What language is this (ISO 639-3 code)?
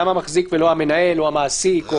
heb